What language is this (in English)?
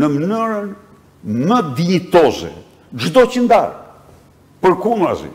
Romanian